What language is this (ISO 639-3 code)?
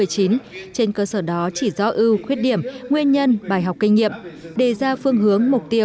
vie